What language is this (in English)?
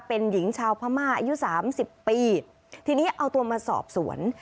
Thai